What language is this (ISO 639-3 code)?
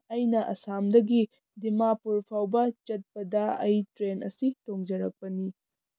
mni